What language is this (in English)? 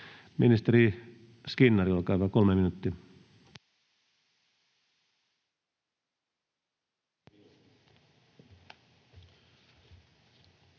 Finnish